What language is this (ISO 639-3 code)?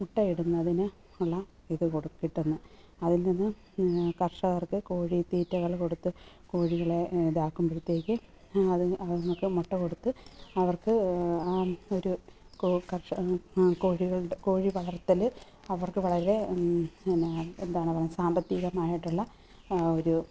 mal